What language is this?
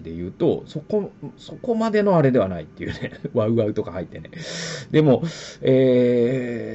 Japanese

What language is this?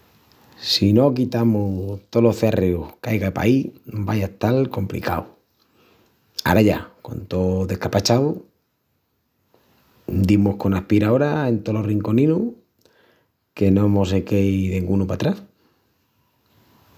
Extremaduran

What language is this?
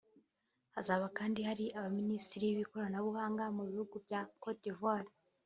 Kinyarwanda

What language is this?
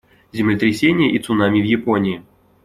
Russian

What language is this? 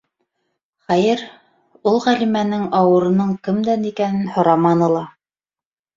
Bashkir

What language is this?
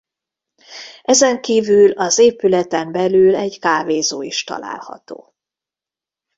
Hungarian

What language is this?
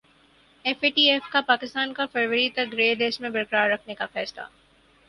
Urdu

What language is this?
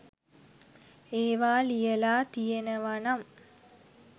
Sinhala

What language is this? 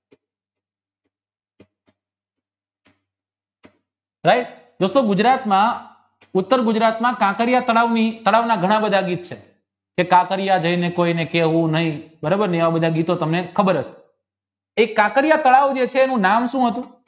Gujarati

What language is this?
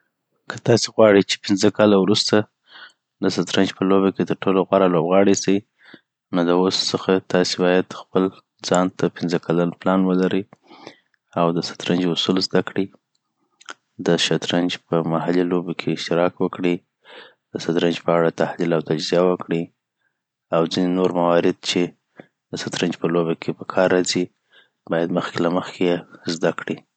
Southern Pashto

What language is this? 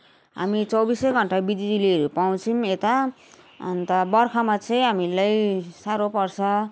Nepali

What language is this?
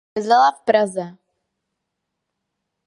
Czech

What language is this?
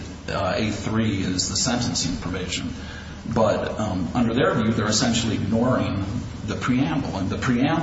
English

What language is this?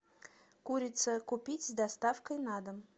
Russian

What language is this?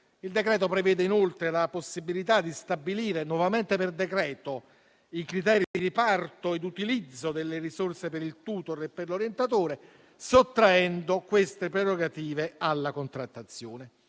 Italian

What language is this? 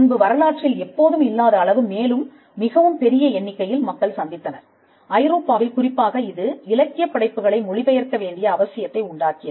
Tamil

